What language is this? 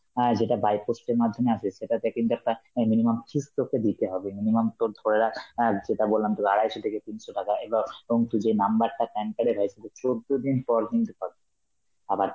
Bangla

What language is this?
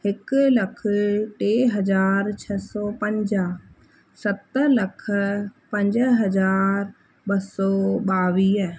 Sindhi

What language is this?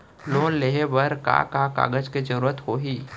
Chhattisgarhi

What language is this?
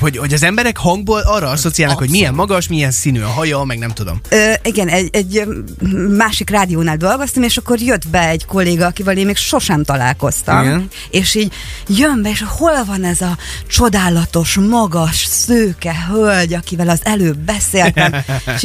Hungarian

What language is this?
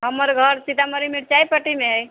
Maithili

